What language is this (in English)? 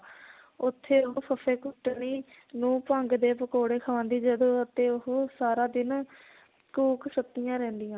Punjabi